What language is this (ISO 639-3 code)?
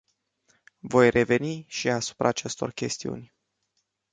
ron